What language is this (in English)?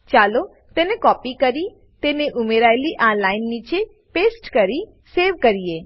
Gujarati